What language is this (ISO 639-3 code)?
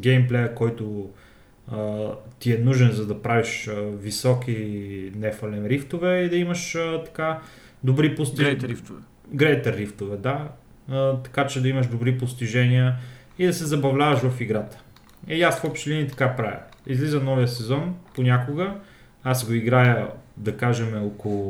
bul